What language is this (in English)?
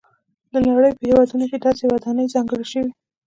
Pashto